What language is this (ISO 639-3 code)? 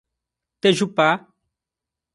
por